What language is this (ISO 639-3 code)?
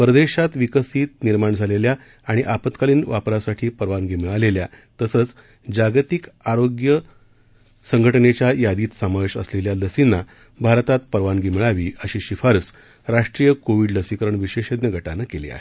mar